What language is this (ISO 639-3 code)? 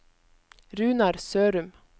nor